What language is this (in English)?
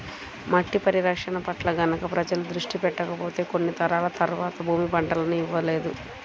Telugu